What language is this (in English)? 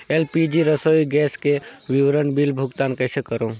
Chhattisgarhi